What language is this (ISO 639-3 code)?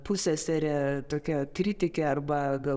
lit